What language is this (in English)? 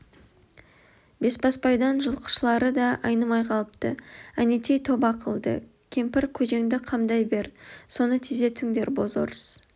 Kazakh